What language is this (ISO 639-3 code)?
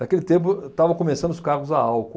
por